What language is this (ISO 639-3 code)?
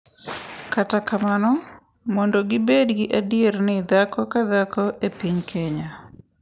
luo